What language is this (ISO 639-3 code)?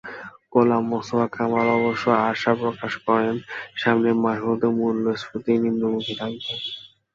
ben